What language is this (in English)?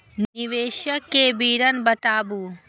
Maithili